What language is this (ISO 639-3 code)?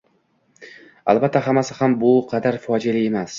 uzb